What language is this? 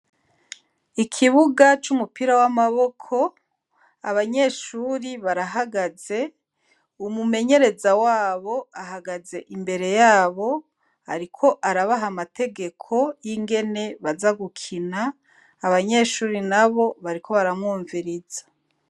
Rundi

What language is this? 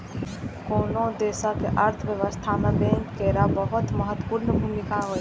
Maithili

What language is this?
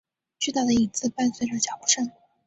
Chinese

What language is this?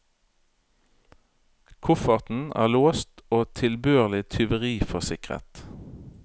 Norwegian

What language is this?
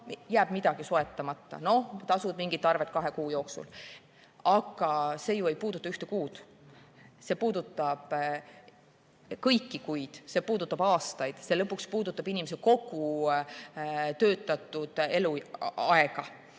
Estonian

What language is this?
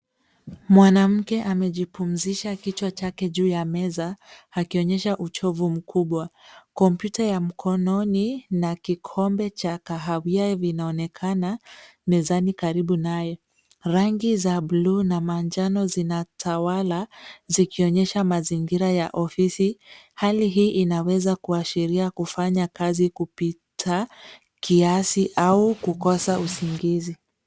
Swahili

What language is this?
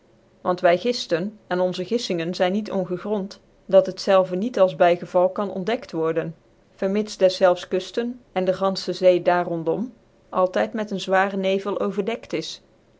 Dutch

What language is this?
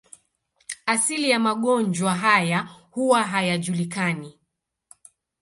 Swahili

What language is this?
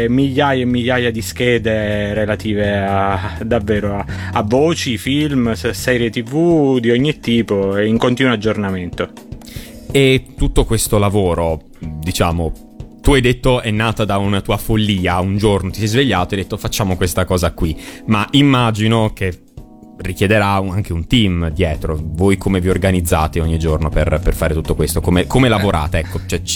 Italian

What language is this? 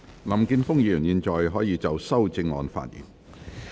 Cantonese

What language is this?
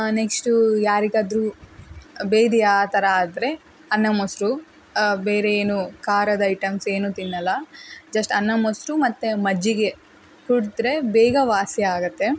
Kannada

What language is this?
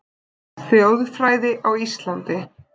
Icelandic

